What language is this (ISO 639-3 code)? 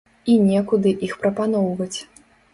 bel